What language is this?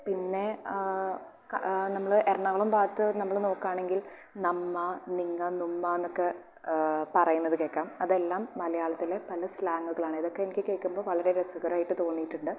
Malayalam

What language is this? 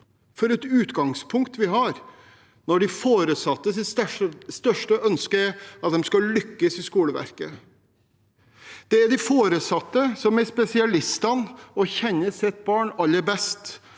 Norwegian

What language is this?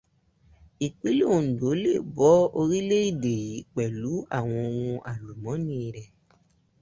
Yoruba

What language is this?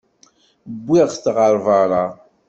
Kabyle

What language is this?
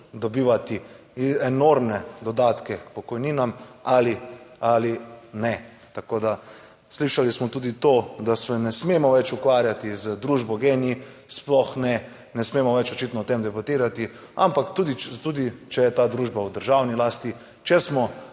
Slovenian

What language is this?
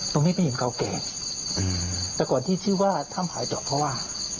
Thai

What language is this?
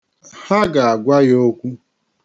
Igbo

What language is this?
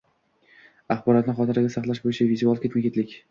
Uzbek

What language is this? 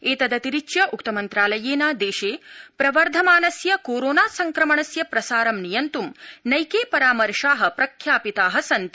Sanskrit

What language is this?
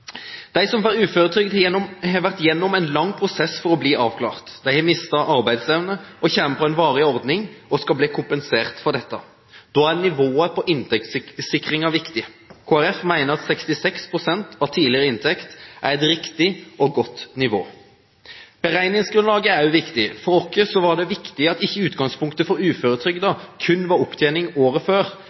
Norwegian Bokmål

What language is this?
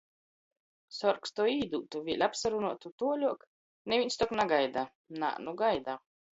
Latgalian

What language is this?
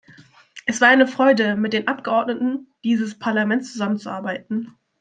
German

